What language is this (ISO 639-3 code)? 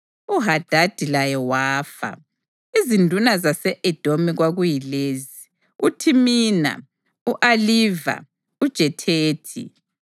nde